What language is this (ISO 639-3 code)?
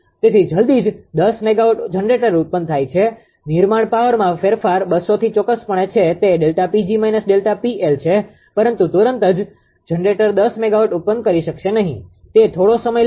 guj